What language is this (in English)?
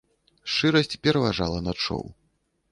Belarusian